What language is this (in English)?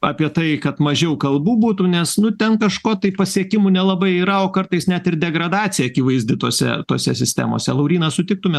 Lithuanian